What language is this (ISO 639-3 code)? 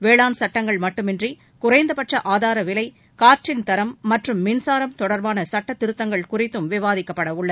tam